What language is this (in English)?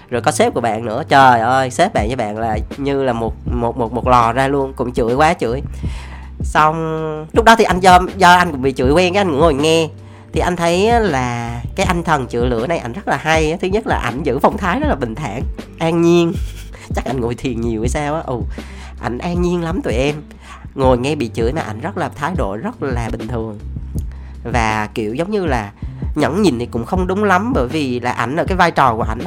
Vietnamese